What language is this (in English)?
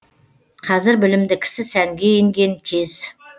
Kazakh